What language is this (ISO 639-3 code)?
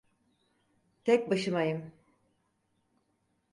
tur